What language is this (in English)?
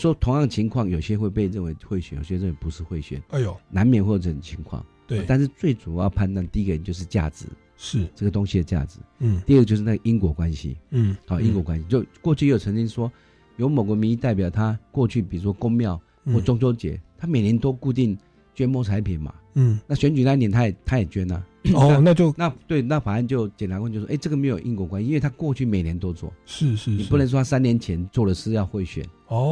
Chinese